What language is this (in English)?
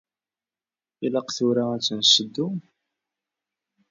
Kabyle